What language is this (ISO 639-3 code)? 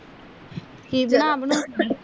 pan